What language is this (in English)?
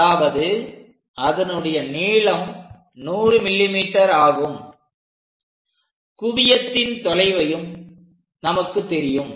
Tamil